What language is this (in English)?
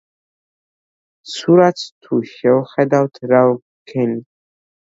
Georgian